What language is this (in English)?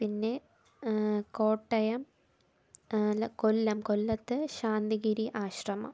Malayalam